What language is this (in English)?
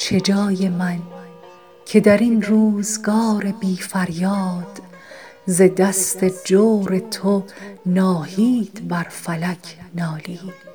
Persian